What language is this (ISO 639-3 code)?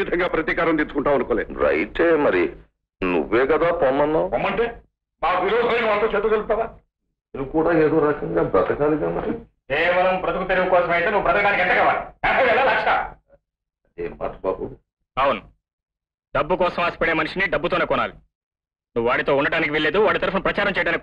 tel